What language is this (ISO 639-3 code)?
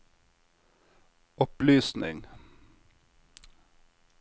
nor